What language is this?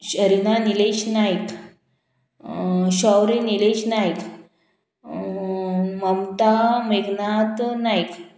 Konkani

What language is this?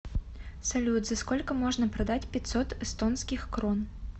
Russian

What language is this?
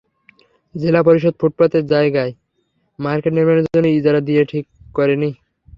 Bangla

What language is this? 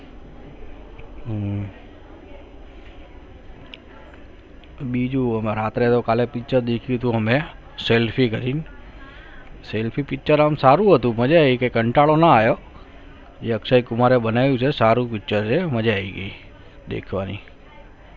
Gujarati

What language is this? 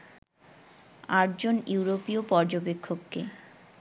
Bangla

